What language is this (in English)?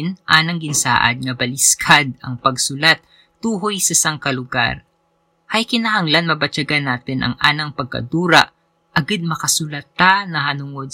Filipino